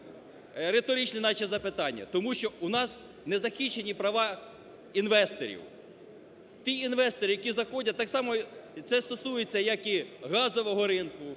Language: Ukrainian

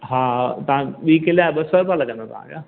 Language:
Sindhi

